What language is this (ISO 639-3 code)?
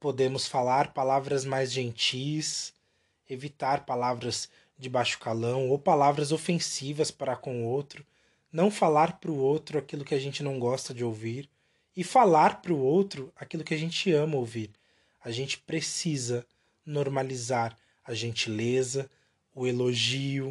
por